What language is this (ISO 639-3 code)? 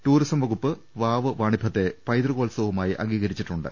mal